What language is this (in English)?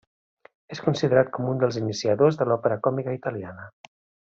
Catalan